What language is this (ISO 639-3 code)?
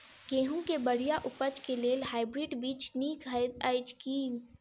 mai